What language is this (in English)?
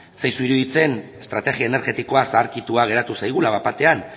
Basque